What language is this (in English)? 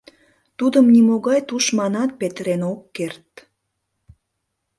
Mari